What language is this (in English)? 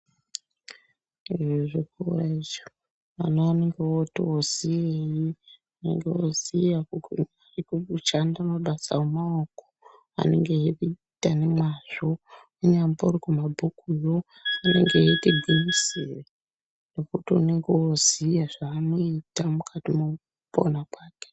Ndau